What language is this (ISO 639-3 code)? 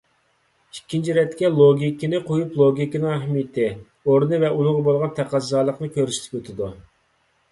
uig